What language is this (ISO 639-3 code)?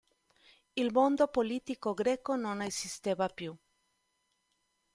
ita